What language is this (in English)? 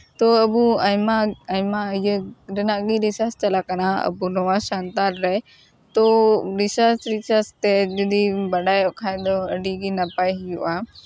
Santali